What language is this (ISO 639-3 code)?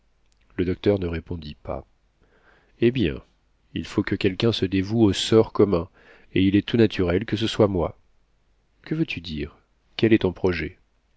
fra